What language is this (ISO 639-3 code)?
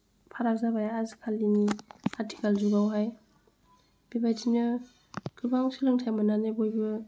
brx